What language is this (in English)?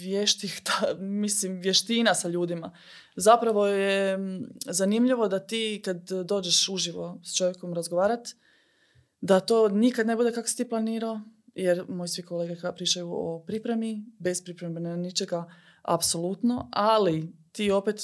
Croatian